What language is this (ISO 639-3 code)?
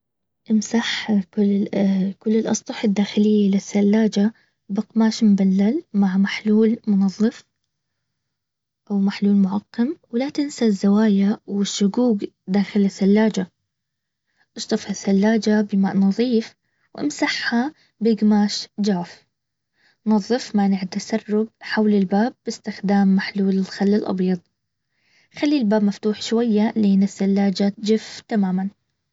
abv